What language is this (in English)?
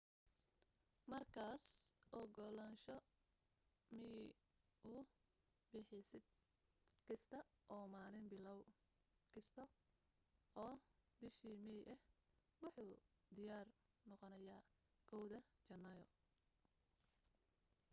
Somali